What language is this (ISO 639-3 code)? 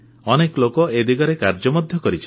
ori